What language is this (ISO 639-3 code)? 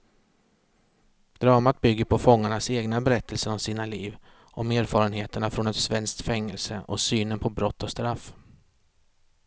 swe